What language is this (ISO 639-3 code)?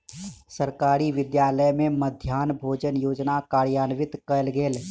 mai